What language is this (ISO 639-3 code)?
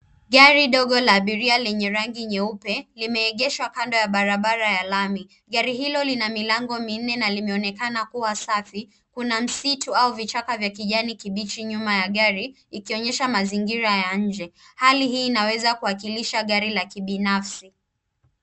swa